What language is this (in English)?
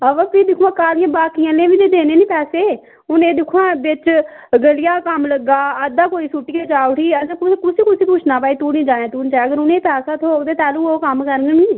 Dogri